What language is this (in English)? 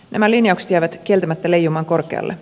Finnish